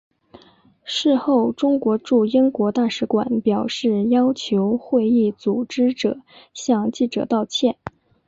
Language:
Chinese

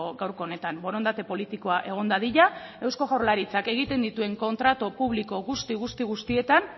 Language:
Basque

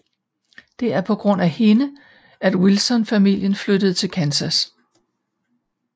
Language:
Danish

